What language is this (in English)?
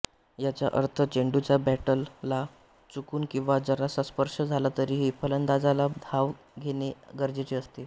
Marathi